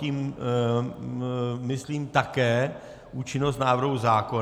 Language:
Czech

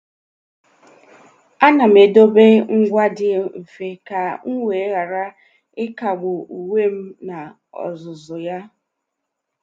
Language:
Igbo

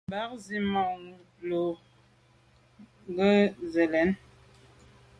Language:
Medumba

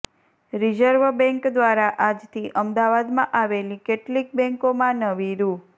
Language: Gujarati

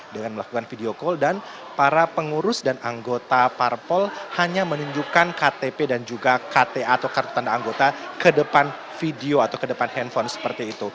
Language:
Indonesian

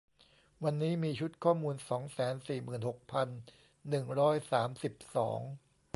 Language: Thai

